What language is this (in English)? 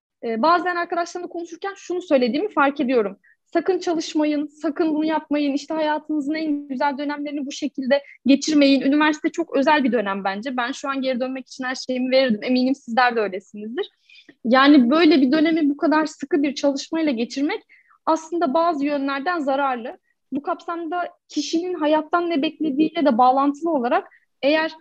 Turkish